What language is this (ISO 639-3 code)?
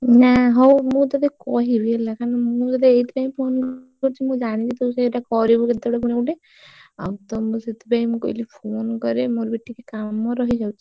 ori